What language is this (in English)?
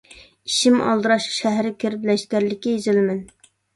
Uyghur